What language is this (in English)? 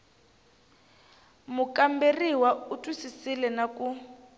Tsonga